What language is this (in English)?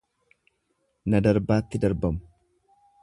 Oromo